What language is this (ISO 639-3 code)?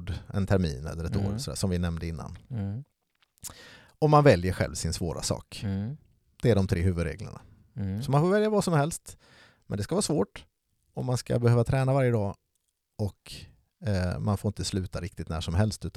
swe